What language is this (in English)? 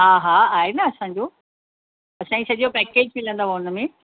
Sindhi